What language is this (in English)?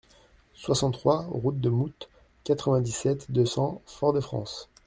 French